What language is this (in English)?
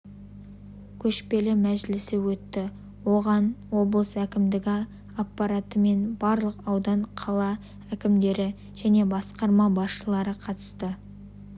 Kazakh